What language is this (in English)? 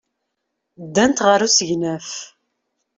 Kabyle